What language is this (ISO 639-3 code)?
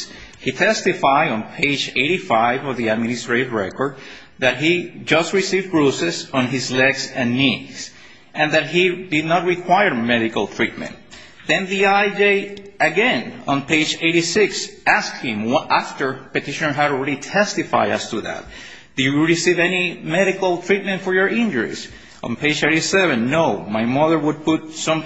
eng